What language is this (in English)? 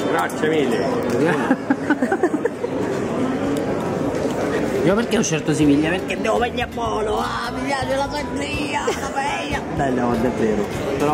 Italian